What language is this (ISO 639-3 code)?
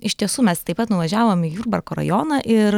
lit